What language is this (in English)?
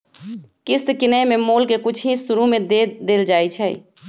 Magahi